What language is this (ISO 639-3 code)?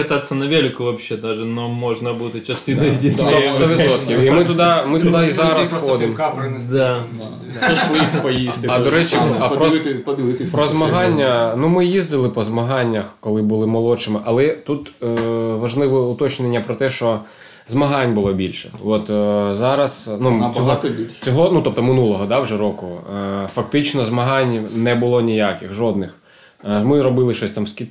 ukr